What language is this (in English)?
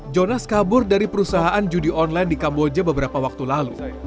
Indonesian